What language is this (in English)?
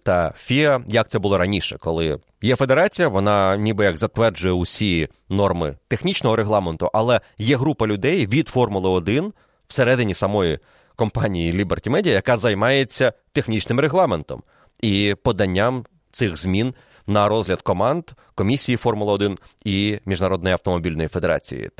Ukrainian